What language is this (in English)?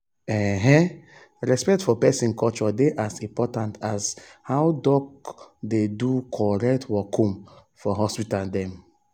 Nigerian Pidgin